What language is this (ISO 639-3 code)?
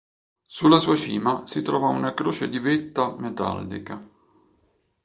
ita